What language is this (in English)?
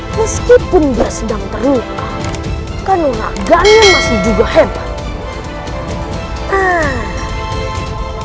Indonesian